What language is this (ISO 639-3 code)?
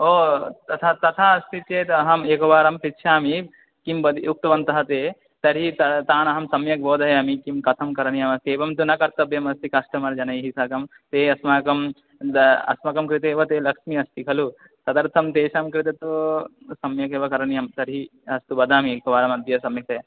san